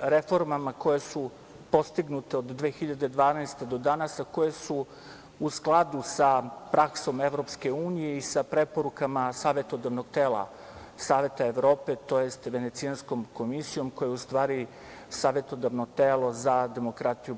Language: Serbian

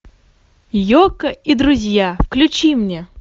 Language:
Russian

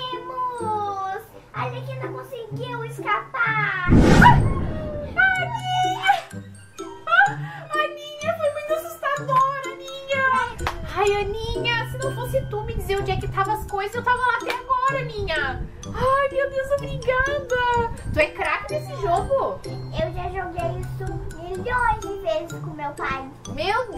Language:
Portuguese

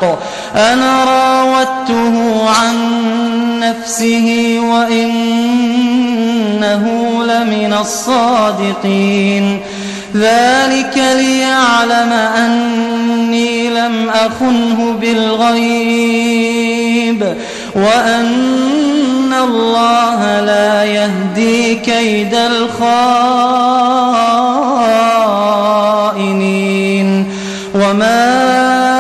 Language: Arabic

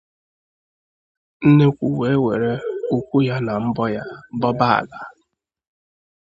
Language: Igbo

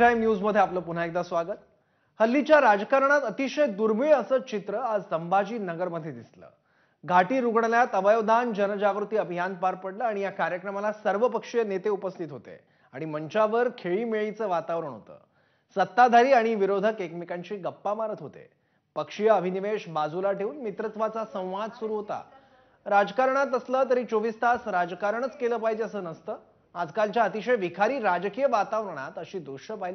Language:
Hindi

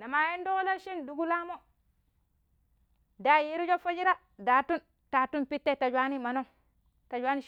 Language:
Pero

